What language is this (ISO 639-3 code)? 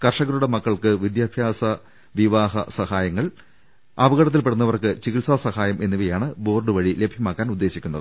mal